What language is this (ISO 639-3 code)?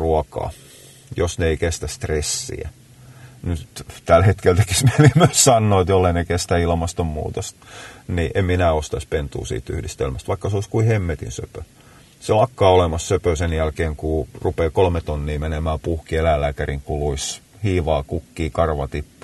fin